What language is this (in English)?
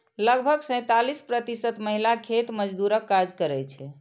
Maithili